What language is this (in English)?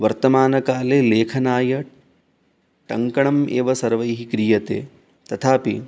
Sanskrit